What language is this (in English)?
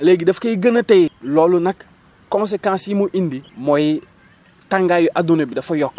Wolof